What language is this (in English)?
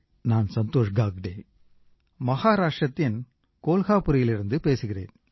Tamil